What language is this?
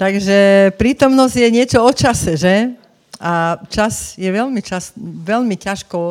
Slovak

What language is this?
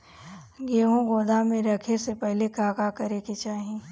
Bhojpuri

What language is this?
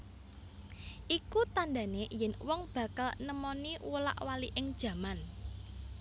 Javanese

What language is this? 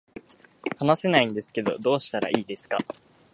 Japanese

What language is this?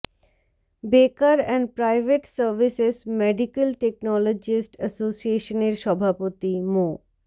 Bangla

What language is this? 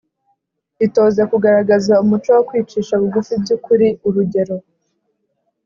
Kinyarwanda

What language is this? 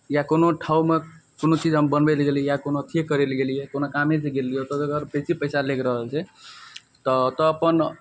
Maithili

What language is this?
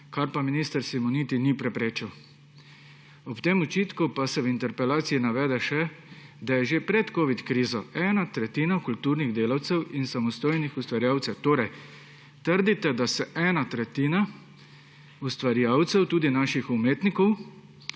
Slovenian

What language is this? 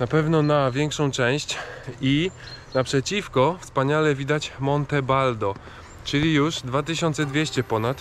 Polish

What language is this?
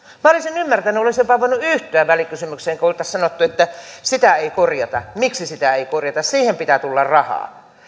Finnish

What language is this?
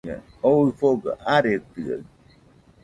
Nüpode Huitoto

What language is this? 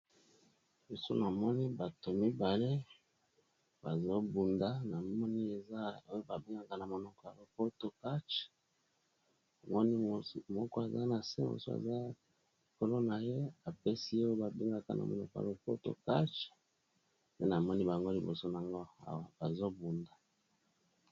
Lingala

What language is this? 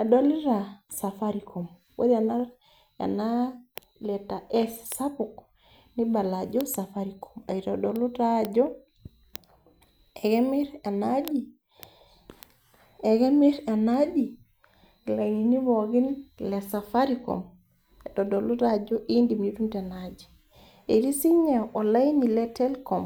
Masai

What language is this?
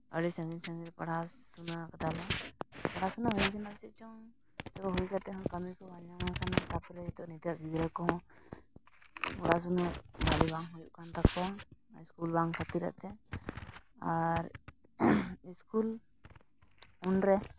Santali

